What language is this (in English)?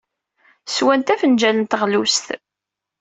Kabyle